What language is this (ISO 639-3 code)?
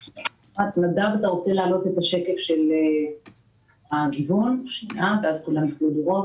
heb